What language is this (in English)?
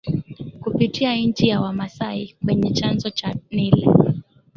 Swahili